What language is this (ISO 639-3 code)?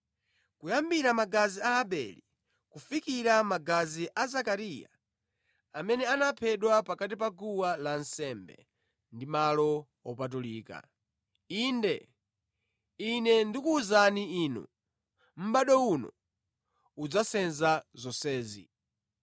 nya